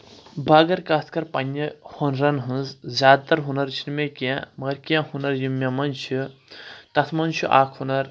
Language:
Kashmiri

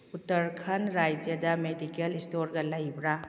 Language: Manipuri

